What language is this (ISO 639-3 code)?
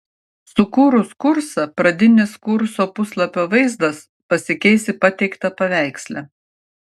lit